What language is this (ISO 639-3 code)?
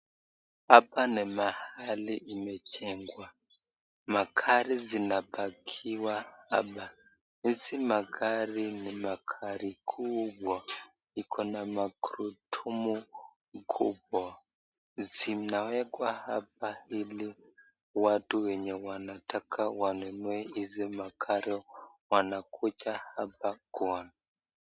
swa